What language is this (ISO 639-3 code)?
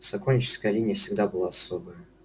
rus